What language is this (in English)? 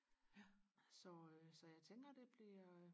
Danish